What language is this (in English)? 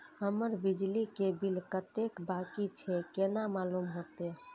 Maithili